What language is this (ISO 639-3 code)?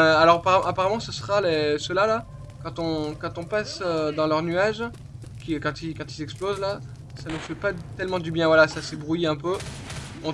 fra